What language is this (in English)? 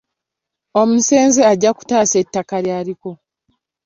Ganda